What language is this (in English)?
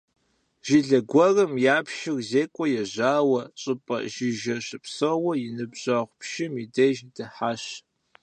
Kabardian